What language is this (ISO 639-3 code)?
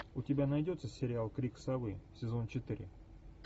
rus